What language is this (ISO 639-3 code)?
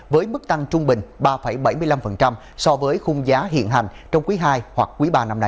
vie